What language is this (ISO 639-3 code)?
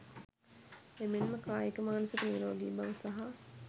sin